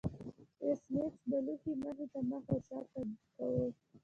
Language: Pashto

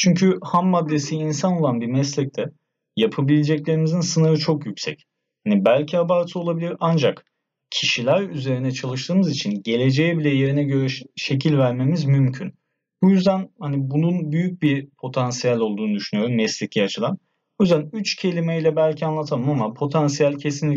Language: Turkish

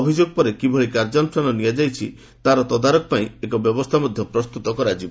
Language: Odia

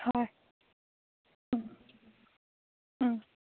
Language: Assamese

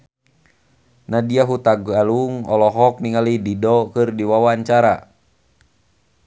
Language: Sundanese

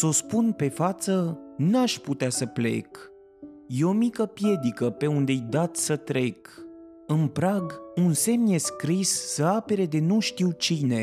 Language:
Romanian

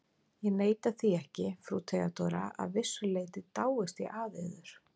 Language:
Icelandic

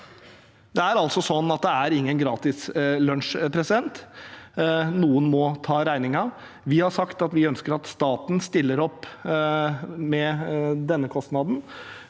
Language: Norwegian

